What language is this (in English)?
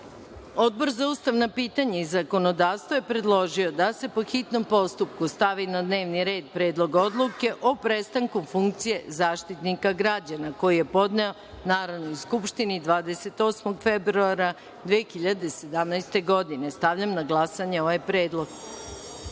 Serbian